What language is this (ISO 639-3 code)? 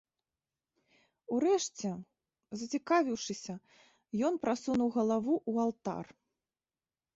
bel